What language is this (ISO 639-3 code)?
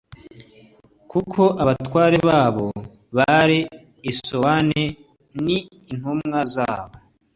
kin